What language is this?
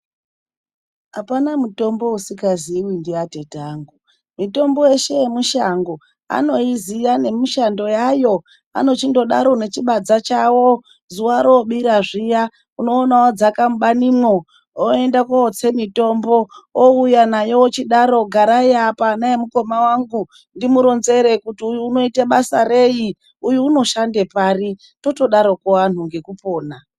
Ndau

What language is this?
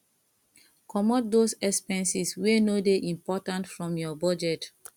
Nigerian Pidgin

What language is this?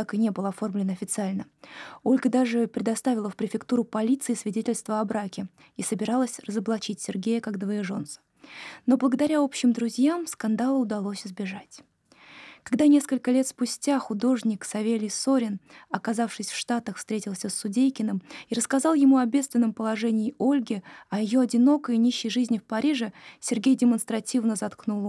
Russian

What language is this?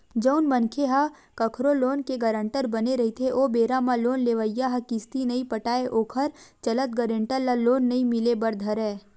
Chhattisgarhi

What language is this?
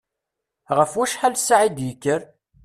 Kabyle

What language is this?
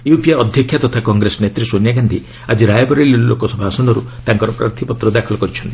Odia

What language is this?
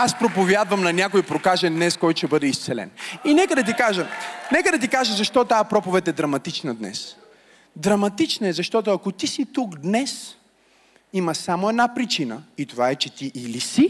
Bulgarian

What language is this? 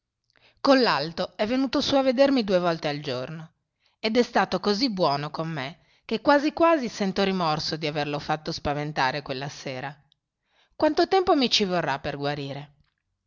Italian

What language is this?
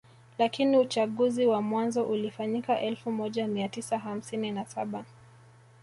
Swahili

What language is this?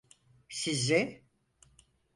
Turkish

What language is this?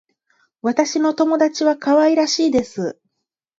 Japanese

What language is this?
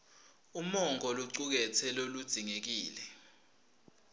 Swati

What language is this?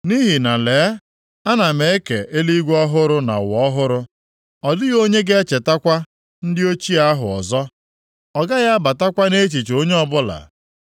Igbo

